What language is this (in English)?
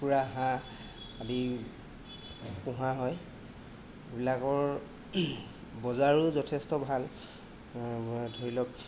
Assamese